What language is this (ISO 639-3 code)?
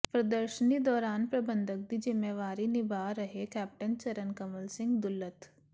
pan